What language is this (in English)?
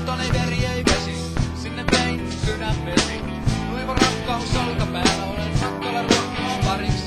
Finnish